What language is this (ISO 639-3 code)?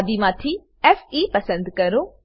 guj